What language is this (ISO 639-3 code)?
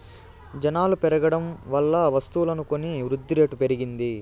tel